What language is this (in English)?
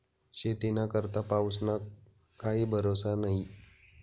Marathi